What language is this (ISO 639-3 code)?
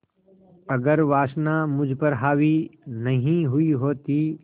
hin